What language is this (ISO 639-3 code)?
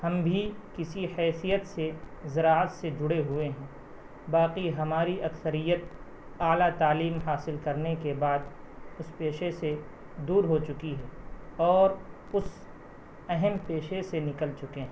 urd